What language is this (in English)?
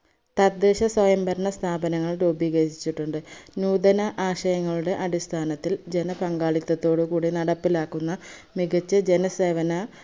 Malayalam